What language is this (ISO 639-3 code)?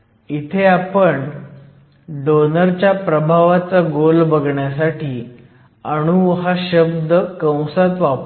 mar